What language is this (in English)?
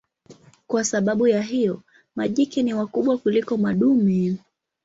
Swahili